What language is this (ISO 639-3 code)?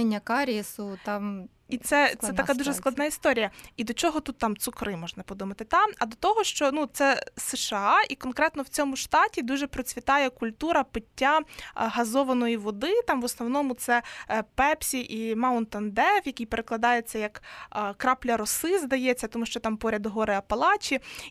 ukr